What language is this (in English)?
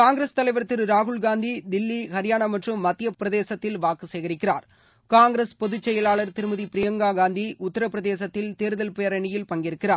Tamil